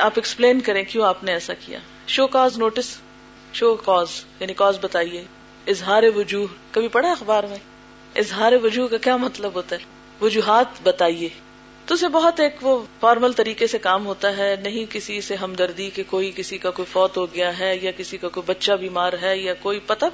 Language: Urdu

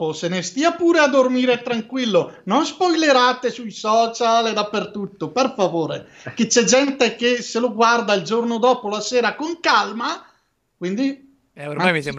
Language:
Italian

